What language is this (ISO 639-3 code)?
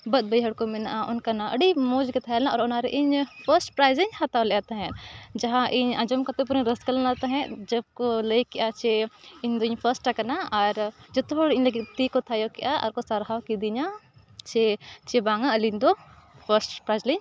sat